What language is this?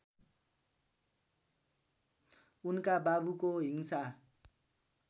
Nepali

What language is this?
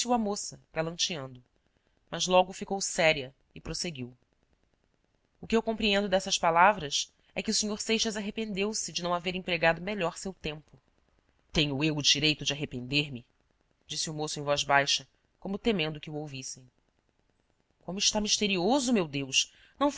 Portuguese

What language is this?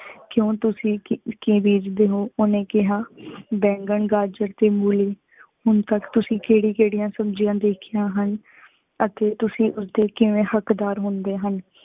Punjabi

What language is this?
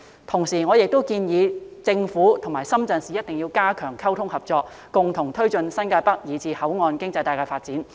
Cantonese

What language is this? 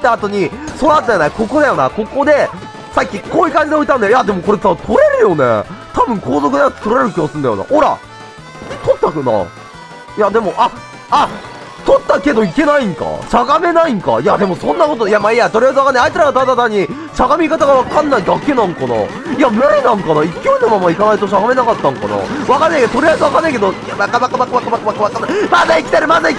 Japanese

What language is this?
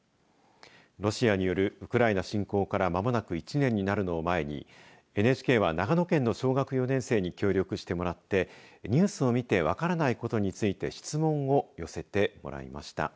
Japanese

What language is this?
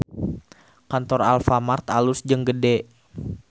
Sundanese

